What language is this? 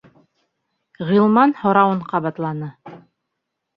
Bashkir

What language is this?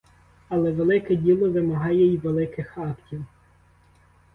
Ukrainian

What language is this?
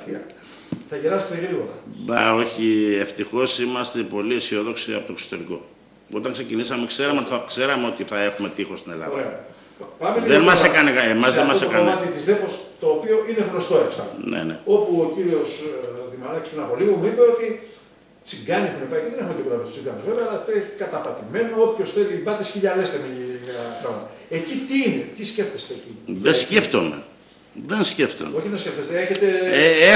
Greek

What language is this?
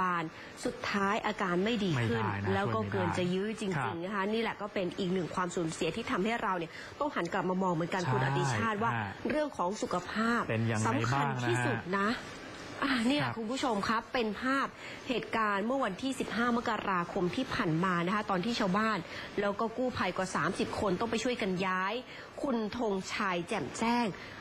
Thai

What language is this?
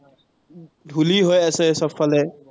Assamese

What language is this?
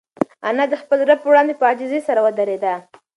Pashto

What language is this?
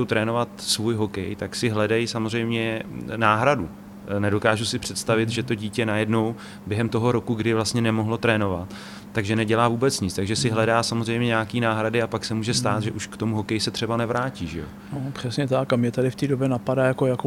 Czech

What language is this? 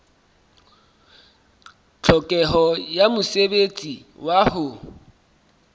Southern Sotho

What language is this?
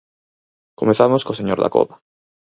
Galician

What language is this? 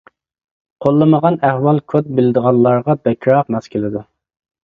Uyghur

